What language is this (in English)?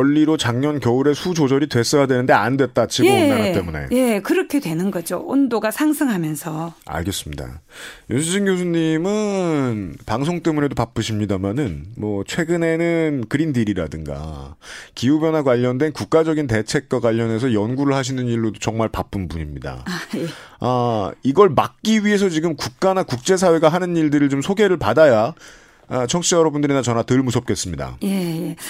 Korean